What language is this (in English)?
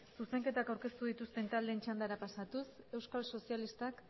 Basque